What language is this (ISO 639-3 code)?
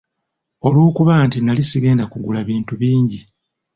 lug